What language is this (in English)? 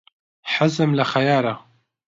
Central Kurdish